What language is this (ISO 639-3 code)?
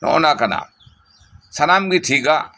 sat